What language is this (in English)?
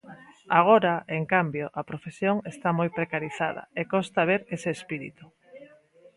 Galician